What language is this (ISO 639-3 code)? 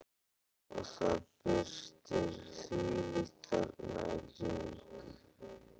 isl